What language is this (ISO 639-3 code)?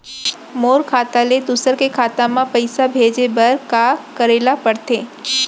hne